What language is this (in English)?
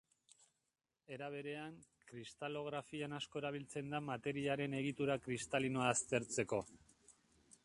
Basque